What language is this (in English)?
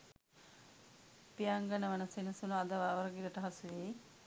Sinhala